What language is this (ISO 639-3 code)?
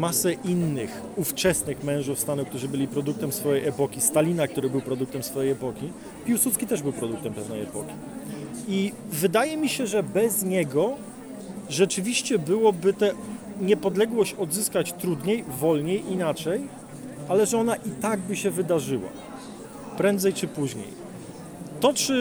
pol